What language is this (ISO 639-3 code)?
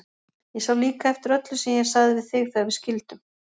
isl